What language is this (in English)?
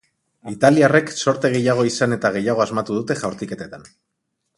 Basque